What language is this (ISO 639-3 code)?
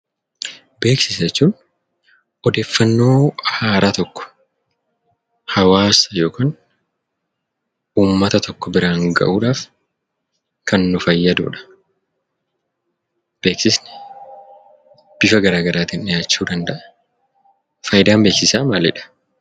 orm